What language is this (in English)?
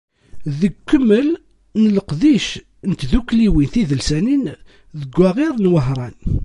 Kabyle